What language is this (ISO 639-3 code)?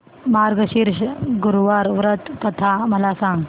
mar